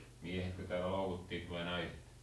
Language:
Finnish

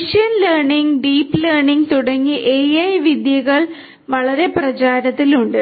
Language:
Malayalam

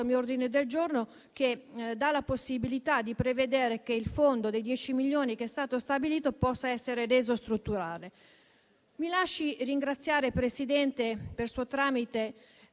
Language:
Italian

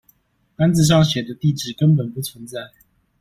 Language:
Chinese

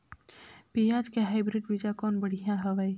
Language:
Chhattisgarhi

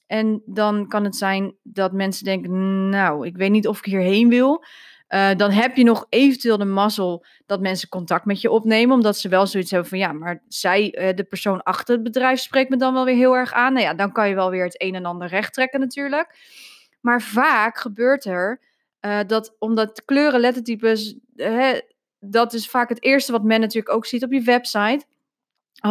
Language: Dutch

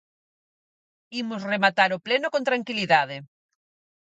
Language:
Galician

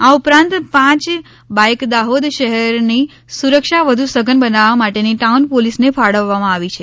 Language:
Gujarati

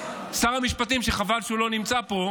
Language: Hebrew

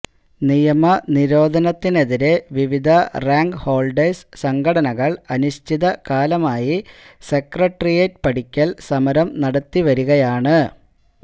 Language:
Malayalam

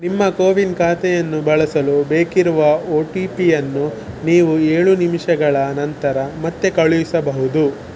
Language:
Kannada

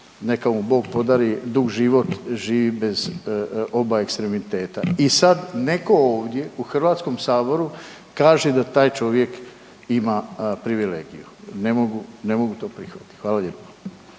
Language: Croatian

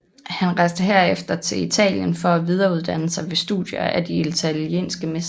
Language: Danish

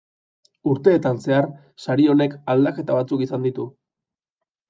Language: Basque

